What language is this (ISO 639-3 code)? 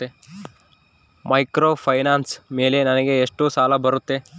kan